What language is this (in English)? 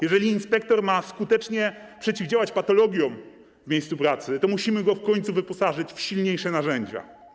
Polish